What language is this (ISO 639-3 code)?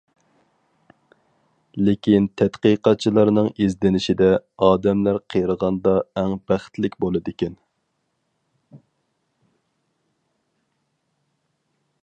uig